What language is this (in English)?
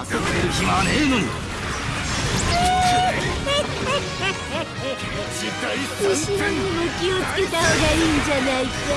Japanese